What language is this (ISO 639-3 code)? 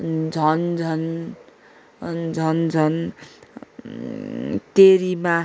nep